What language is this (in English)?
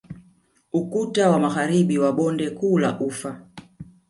Swahili